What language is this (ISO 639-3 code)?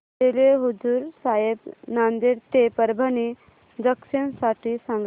mar